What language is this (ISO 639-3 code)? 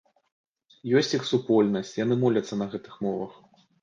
bel